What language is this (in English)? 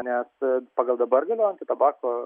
Lithuanian